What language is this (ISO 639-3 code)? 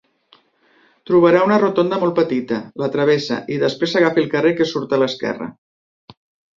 cat